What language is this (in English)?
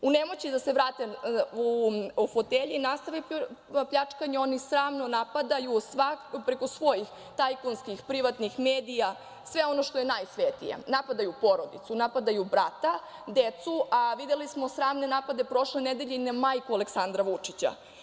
Serbian